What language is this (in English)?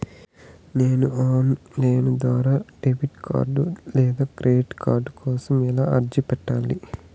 Telugu